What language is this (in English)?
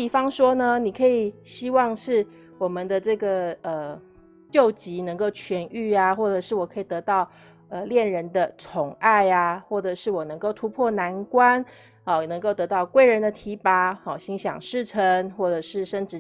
Chinese